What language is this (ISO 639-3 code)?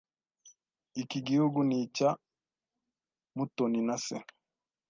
kin